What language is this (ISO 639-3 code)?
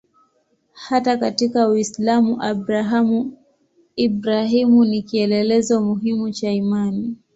swa